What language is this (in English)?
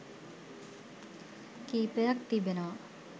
Sinhala